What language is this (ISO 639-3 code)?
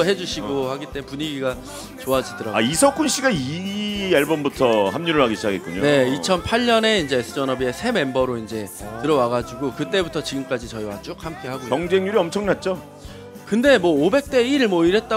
kor